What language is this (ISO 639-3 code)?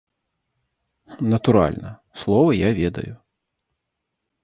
bel